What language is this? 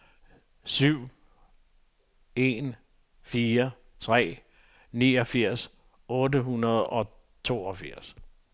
Danish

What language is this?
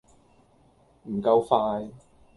Cantonese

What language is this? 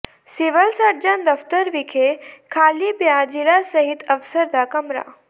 Punjabi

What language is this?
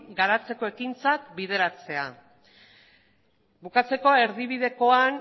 Basque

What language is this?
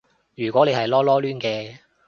Cantonese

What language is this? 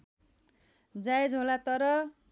Nepali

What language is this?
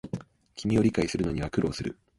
Japanese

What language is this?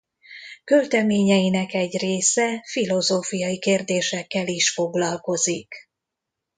Hungarian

